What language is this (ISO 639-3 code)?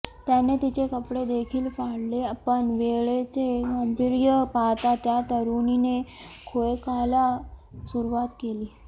mar